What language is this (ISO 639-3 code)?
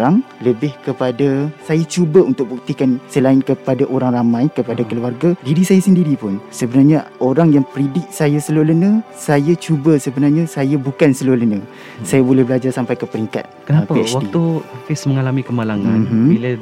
msa